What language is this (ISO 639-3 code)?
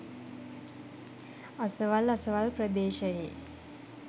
sin